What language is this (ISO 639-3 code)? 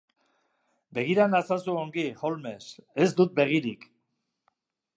eus